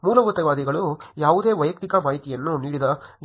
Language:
Kannada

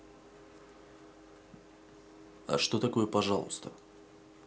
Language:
Russian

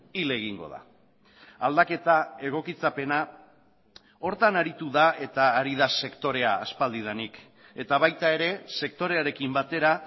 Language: Basque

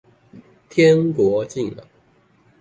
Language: Chinese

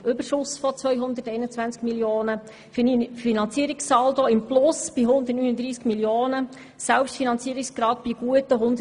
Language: Swiss German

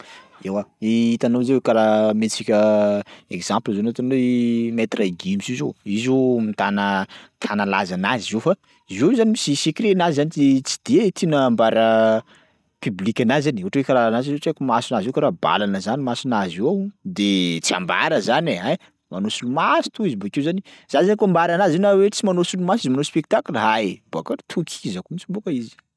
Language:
Sakalava Malagasy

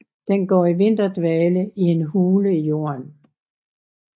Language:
Danish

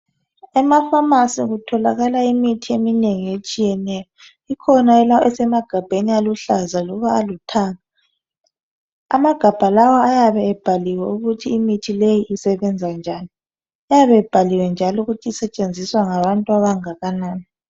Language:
North Ndebele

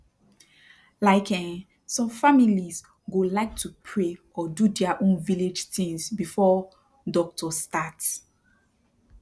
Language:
Nigerian Pidgin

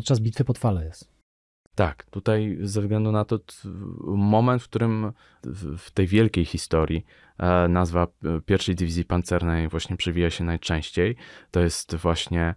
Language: Polish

